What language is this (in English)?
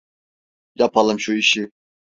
Turkish